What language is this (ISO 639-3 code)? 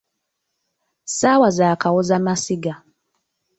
lug